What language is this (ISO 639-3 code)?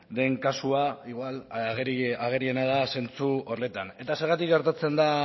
eus